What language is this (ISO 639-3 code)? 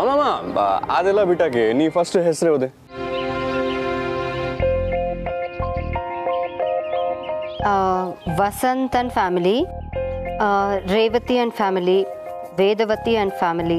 kan